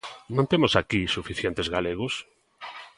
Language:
Galician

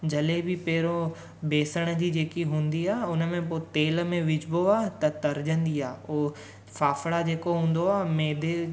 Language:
Sindhi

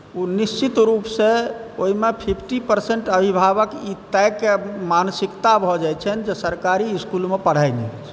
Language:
Maithili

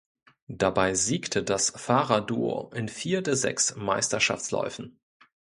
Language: German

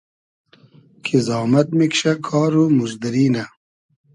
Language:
Hazaragi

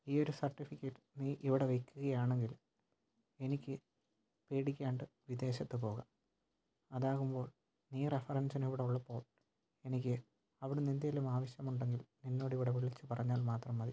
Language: Malayalam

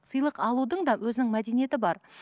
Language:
Kazakh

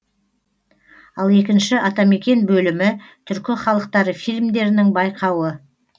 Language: Kazakh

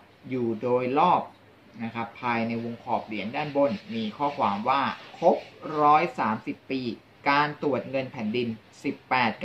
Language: Thai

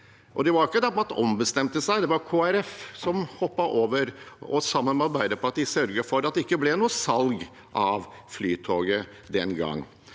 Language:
Norwegian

